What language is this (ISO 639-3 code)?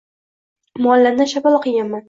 uzb